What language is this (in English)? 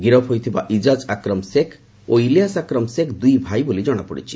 Odia